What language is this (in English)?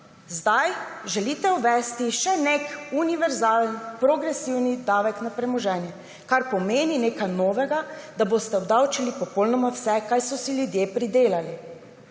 Slovenian